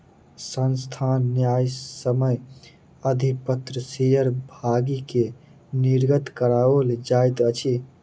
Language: Maithili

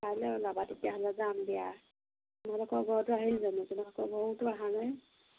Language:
Assamese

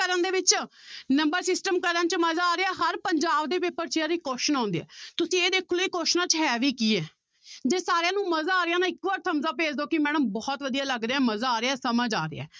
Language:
Punjabi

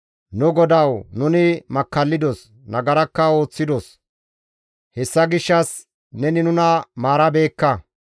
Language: Gamo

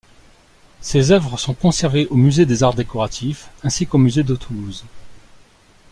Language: French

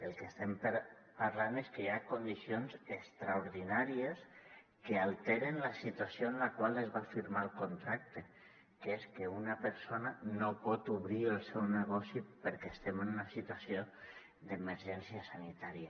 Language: Catalan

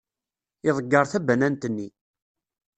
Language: Kabyle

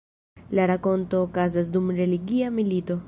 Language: Esperanto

